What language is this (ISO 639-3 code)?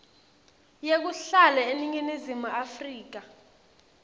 ssw